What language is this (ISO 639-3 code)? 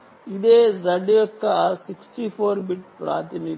tel